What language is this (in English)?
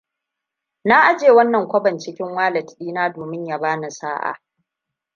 Hausa